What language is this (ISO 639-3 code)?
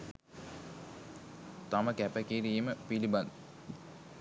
sin